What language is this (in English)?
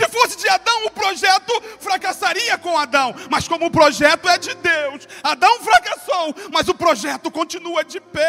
Portuguese